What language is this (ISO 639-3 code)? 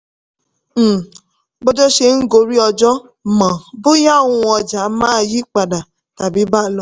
yor